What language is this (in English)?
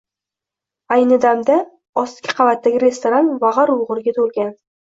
Uzbek